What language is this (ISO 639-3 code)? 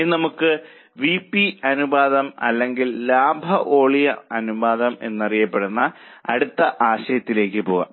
mal